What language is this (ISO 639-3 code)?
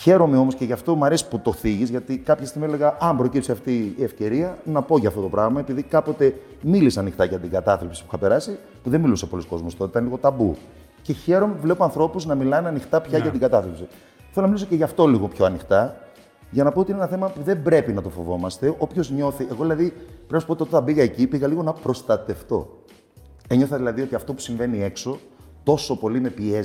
ell